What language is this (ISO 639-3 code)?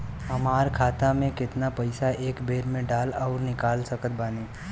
bho